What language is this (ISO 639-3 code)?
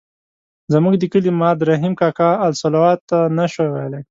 pus